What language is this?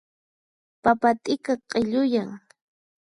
Puno Quechua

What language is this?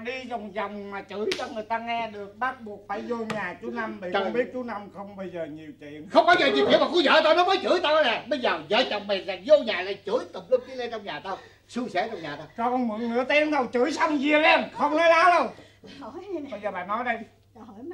Vietnamese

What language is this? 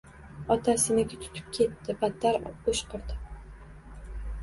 Uzbek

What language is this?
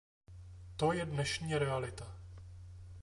Czech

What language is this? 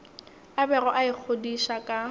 Northern Sotho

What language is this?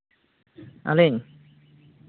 Santali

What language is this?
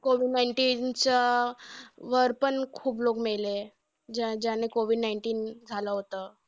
Marathi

